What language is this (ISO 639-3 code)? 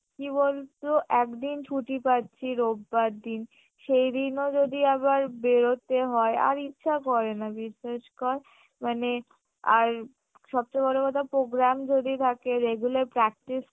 ben